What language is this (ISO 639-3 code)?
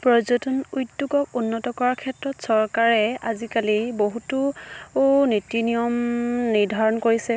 asm